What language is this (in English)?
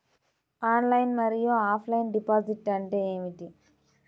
Telugu